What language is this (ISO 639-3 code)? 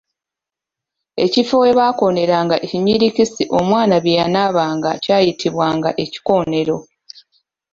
lug